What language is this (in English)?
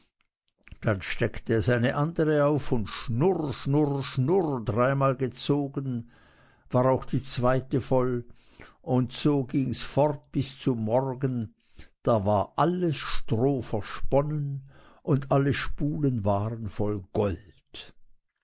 German